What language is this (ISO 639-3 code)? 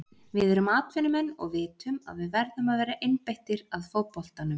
isl